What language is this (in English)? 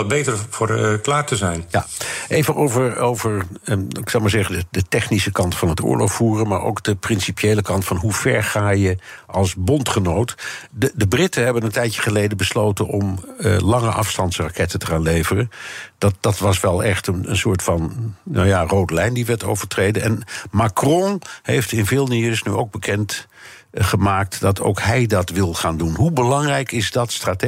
Dutch